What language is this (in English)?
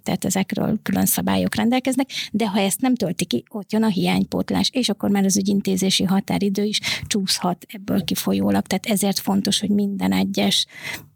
Hungarian